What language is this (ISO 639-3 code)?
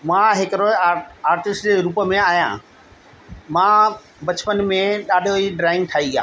snd